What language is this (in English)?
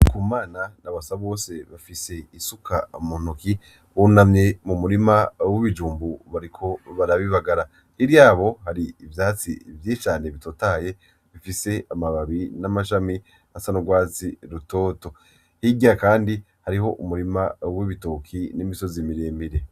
Rundi